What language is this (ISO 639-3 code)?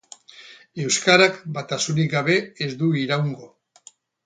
eus